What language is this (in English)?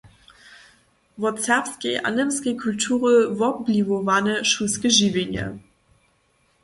Upper Sorbian